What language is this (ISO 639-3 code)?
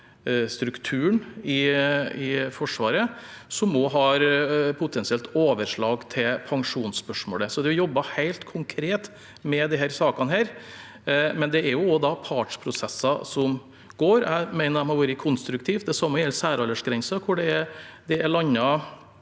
nor